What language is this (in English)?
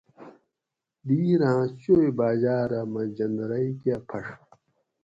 Gawri